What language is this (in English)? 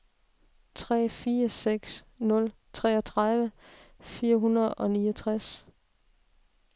Danish